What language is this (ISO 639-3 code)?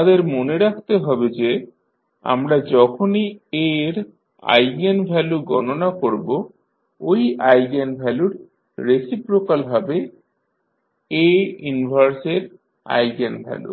ben